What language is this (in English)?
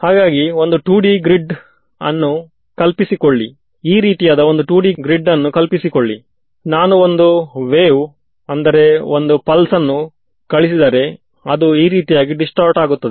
Kannada